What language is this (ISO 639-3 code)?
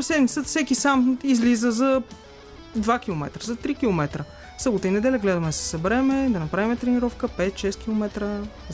bul